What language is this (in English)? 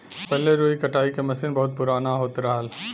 Bhojpuri